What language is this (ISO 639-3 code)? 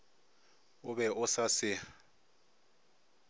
nso